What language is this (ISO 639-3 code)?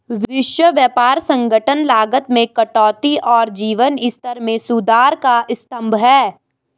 hin